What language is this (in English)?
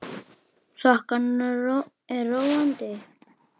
Icelandic